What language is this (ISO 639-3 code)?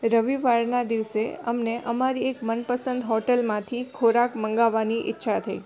guj